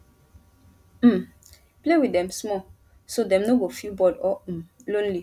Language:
Nigerian Pidgin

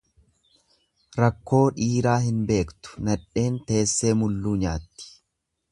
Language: Oromo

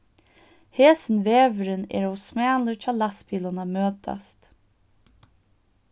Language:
Faroese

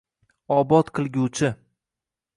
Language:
Uzbek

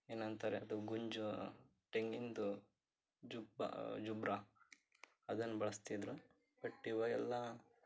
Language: Kannada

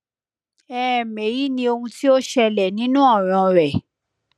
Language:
Yoruba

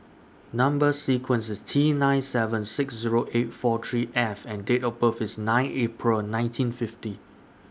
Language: English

